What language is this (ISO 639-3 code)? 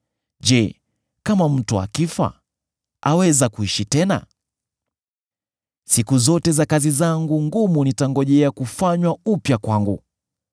swa